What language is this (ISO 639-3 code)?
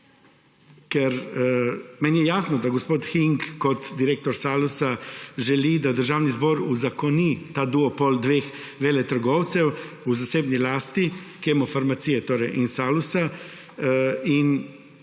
slv